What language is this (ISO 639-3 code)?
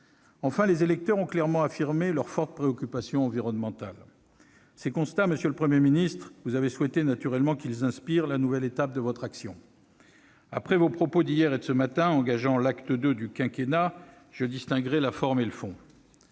fra